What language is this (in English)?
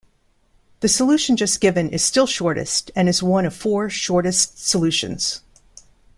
English